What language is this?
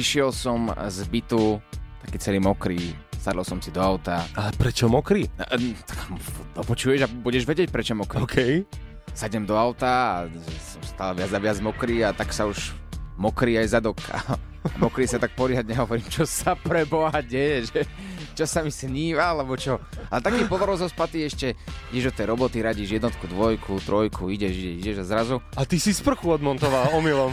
Slovak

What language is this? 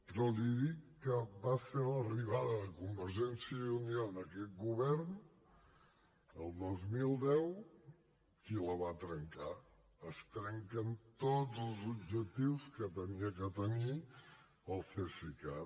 Catalan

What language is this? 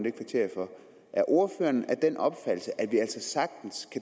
Danish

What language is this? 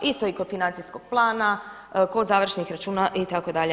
Croatian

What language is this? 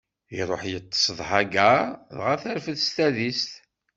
Kabyle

